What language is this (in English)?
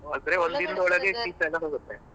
Kannada